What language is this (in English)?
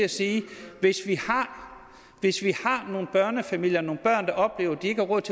Danish